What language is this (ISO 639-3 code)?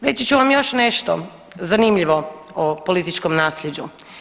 hrv